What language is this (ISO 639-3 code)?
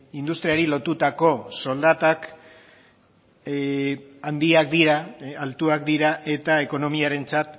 eus